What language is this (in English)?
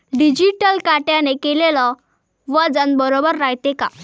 Marathi